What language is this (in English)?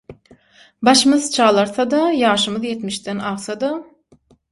Turkmen